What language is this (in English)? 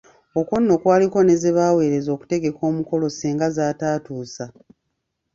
Ganda